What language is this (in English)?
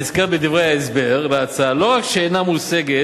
Hebrew